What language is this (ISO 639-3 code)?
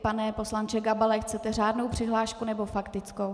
ces